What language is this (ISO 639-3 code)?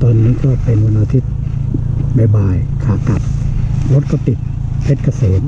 tha